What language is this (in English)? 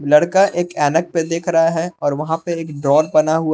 Hindi